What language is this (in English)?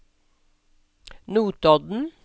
Norwegian